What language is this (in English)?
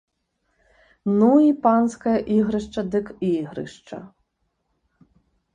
Belarusian